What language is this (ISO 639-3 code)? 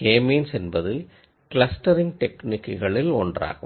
tam